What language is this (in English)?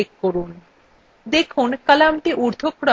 Bangla